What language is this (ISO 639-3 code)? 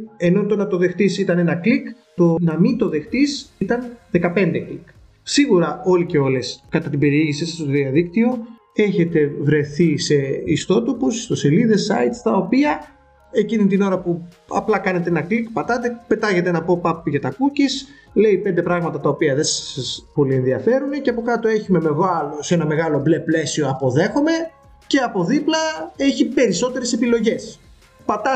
ell